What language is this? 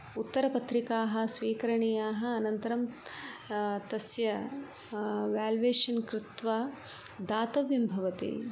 Sanskrit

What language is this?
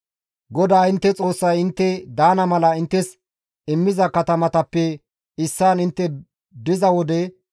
Gamo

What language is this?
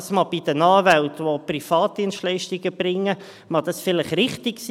Swiss German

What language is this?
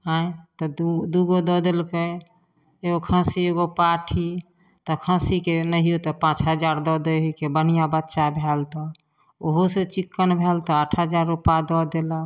Maithili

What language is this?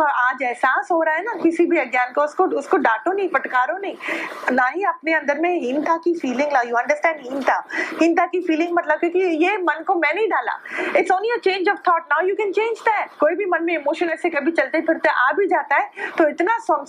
Hindi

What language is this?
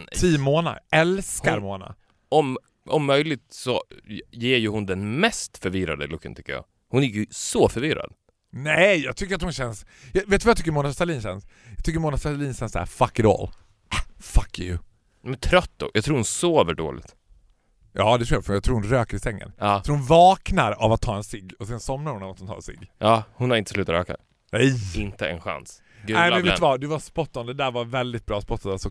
Swedish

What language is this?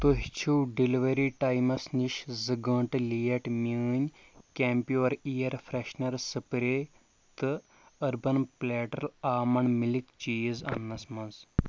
Kashmiri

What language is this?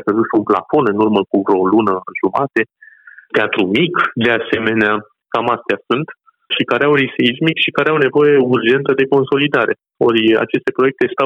Romanian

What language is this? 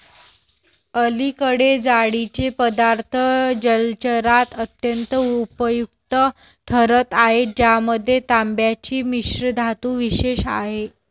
Marathi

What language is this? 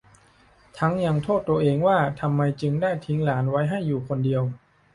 Thai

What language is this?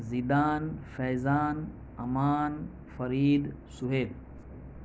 Gujarati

